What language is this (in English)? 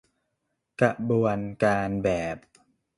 Thai